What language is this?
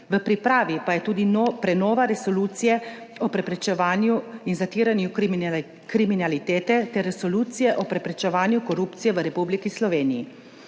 Slovenian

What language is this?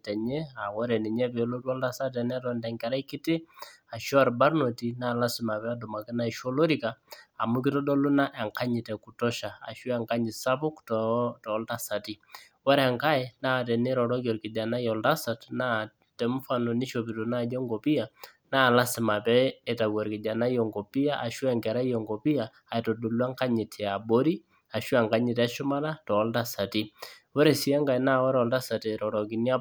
Masai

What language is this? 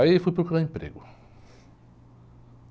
Portuguese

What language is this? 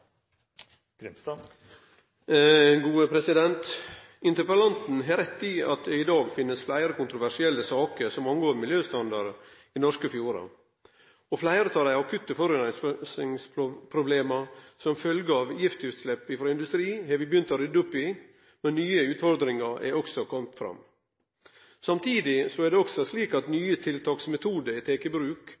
Norwegian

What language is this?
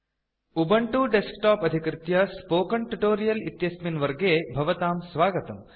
Sanskrit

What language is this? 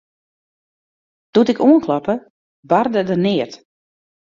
Western Frisian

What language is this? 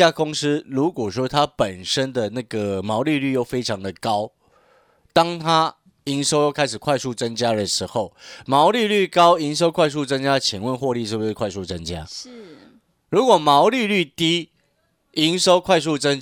Chinese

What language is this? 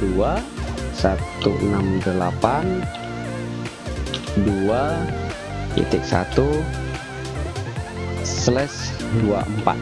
Indonesian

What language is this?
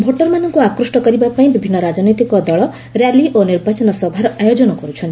Odia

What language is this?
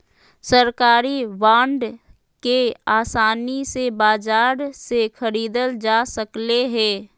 Magahi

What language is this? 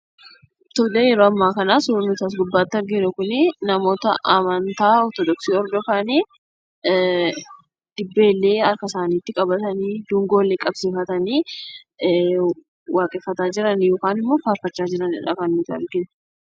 Oromo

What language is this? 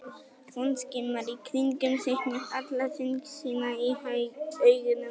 Icelandic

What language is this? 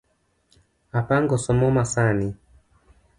Luo (Kenya and Tanzania)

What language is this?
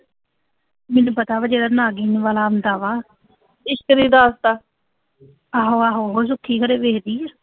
Punjabi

